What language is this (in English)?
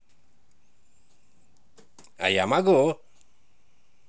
Russian